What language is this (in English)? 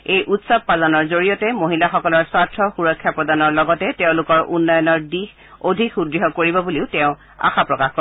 Assamese